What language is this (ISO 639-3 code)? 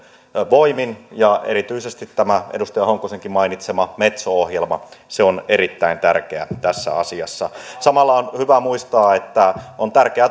fin